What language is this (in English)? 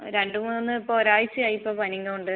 Malayalam